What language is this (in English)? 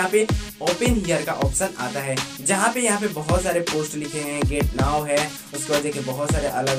Hindi